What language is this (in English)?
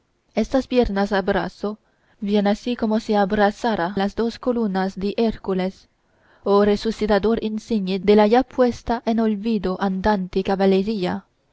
Spanish